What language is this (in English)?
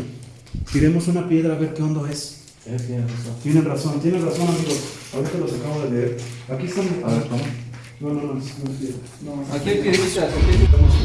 Spanish